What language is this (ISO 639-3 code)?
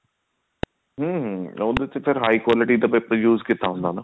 pan